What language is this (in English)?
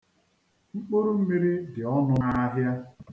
Igbo